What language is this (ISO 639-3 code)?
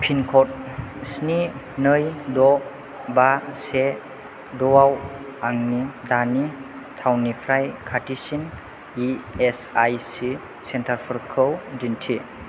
brx